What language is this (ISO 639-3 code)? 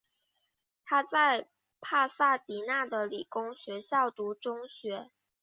zho